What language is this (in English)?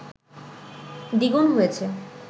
Bangla